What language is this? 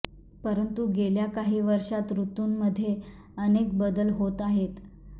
Marathi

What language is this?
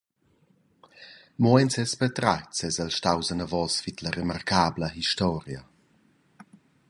Romansh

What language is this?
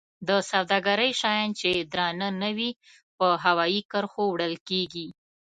Pashto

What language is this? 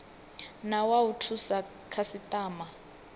Venda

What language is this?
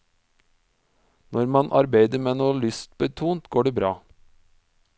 Norwegian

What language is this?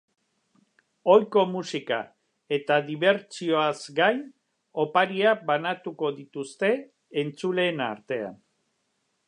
Basque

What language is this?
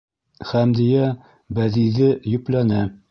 Bashkir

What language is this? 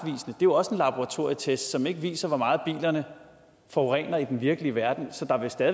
Danish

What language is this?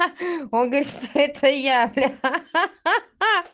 Russian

